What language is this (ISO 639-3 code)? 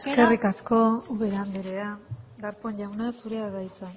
eus